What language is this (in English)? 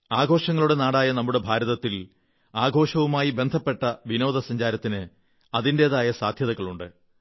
Malayalam